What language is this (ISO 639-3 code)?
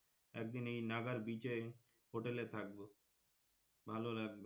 ben